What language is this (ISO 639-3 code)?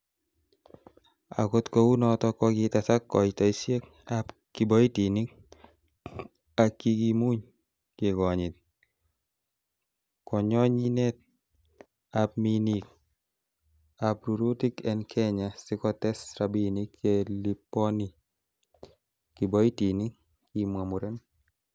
kln